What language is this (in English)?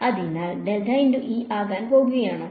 Malayalam